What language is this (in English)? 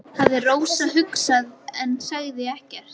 Icelandic